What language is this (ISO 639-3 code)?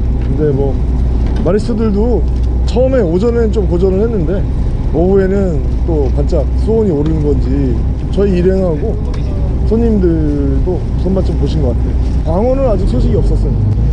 kor